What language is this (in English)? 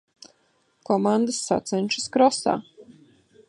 Latvian